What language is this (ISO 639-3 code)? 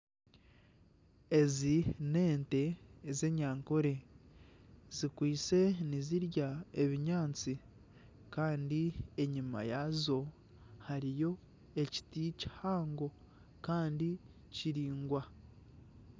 nyn